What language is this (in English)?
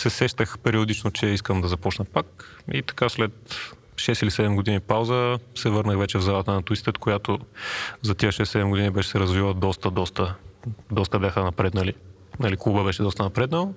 Bulgarian